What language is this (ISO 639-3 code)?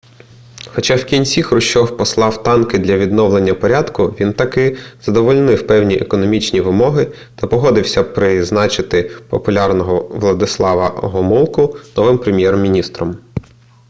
ukr